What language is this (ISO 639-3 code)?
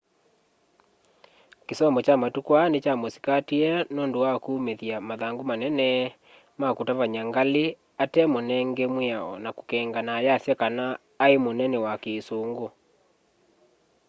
kam